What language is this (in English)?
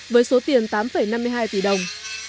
Vietnamese